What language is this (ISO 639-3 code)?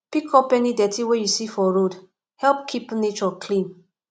pcm